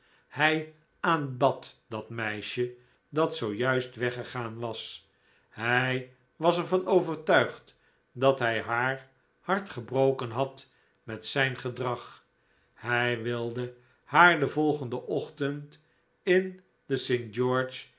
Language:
Dutch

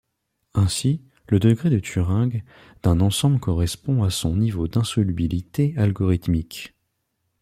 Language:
French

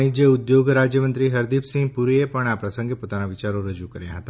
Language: Gujarati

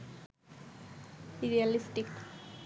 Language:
Bangla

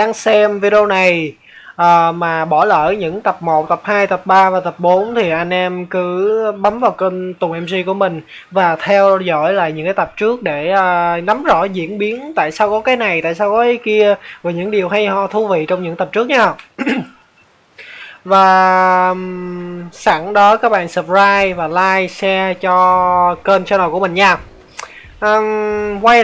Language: Vietnamese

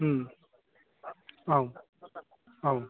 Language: Bodo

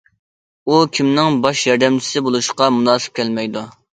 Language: Uyghur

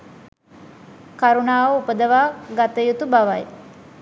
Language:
Sinhala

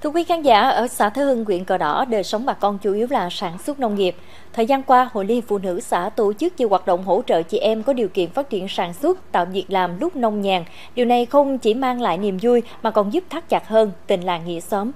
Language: Vietnamese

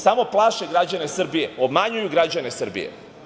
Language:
Serbian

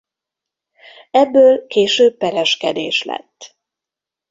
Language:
Hungarian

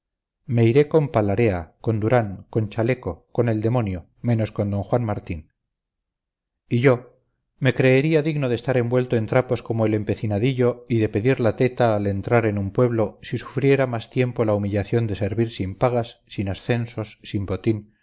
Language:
Spanish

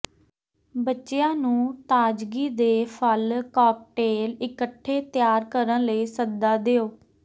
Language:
Punjabi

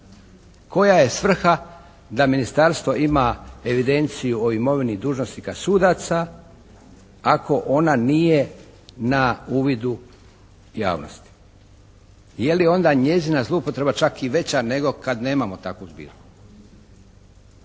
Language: Croatian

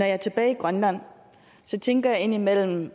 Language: Danish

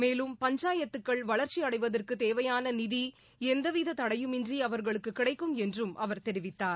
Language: Tamil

